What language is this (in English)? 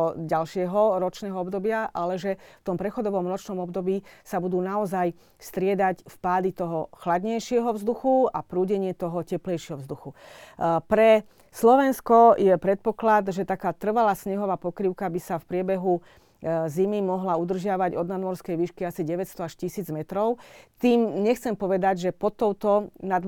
Slovak